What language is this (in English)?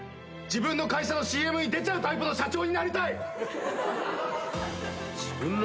Japanese